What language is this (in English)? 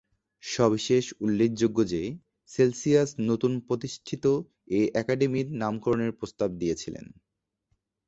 Bangla